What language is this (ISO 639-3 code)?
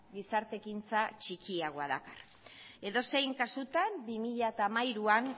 eus